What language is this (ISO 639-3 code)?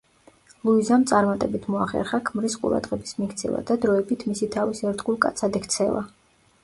kat